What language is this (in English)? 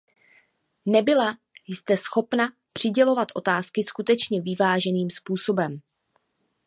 Czech